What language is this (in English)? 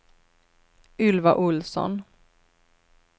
Swedish